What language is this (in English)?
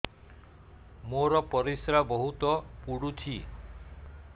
Odia